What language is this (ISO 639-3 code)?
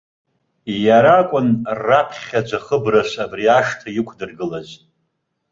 abk